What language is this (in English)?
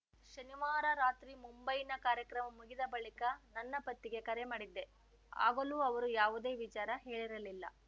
Kannada